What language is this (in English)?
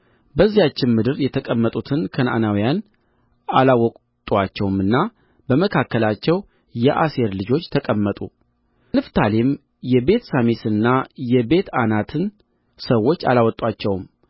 Amharic